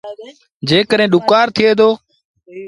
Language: Sindhi Bhil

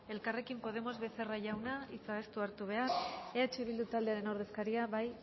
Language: Basque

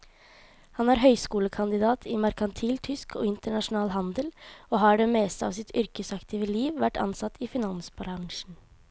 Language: Norwegian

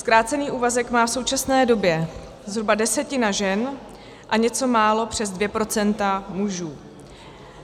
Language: Czech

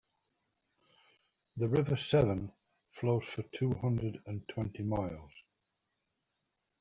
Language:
English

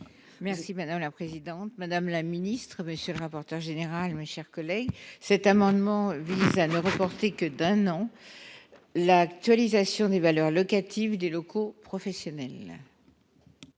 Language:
French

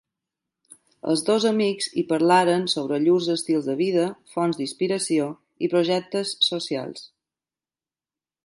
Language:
Catalan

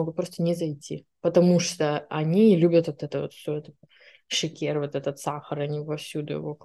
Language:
Russian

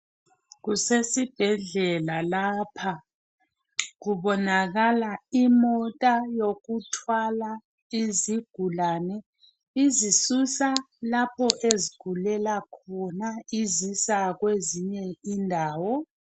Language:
North Ndebele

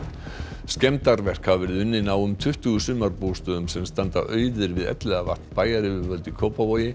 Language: Icelandic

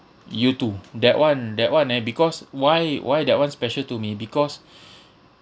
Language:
English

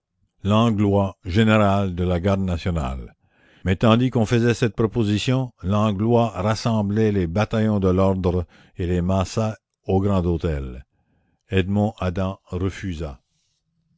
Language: French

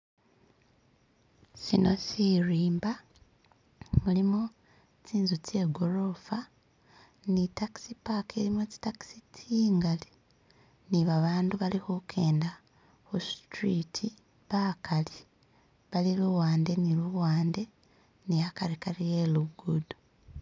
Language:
Masaaba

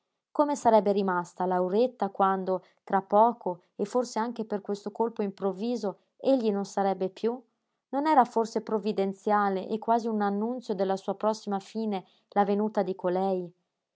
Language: Italian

